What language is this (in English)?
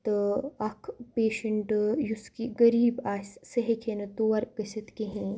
Kashmiri